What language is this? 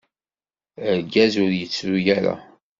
Kabyle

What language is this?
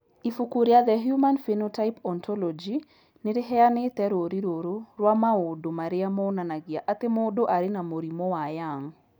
Kikuyu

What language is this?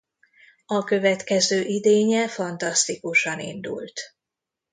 Hungarian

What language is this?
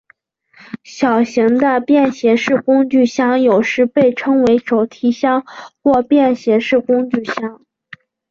Chinese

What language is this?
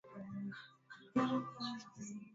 Swahili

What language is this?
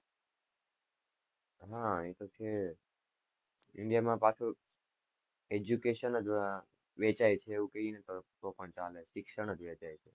Gujarati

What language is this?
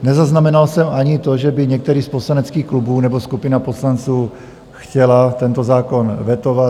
Czech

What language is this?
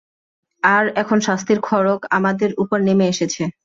Bangla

